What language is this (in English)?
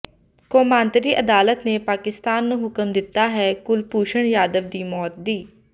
Punjabi